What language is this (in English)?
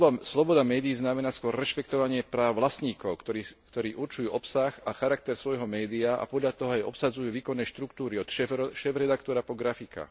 Slovak